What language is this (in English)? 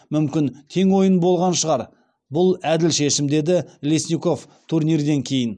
Kazakh